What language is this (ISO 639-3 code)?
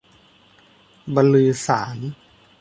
tha